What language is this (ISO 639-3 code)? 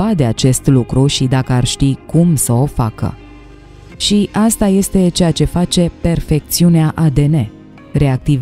ron